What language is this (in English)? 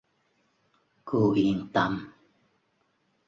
Vietnamese